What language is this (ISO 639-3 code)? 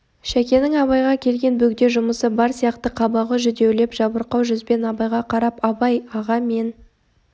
kaz